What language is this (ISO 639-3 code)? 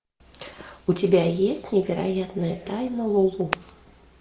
rus